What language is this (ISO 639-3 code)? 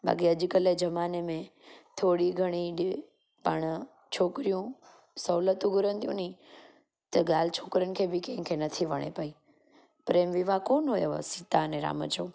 snd